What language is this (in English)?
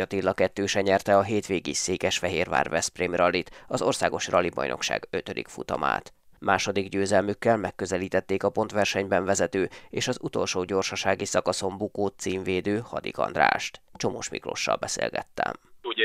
Hungarian